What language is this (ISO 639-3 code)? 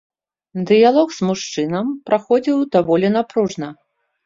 bel